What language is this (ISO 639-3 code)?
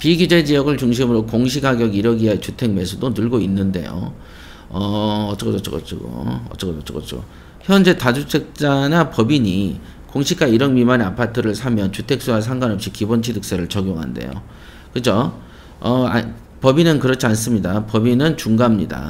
kor